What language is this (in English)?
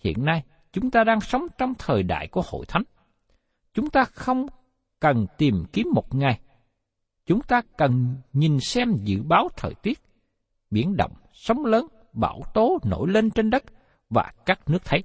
Vietnamese